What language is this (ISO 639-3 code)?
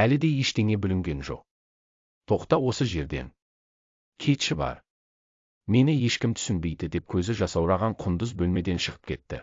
tur